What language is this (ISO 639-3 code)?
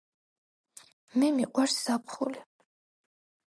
kat